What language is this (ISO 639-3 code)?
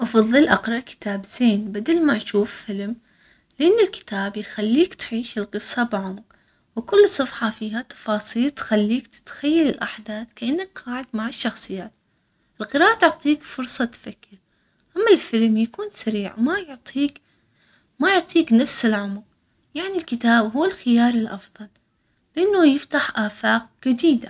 acx